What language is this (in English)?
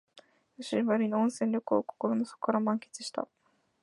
Japanese